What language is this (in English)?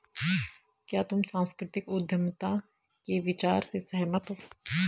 Hindi